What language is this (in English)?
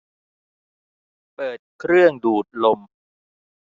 Thai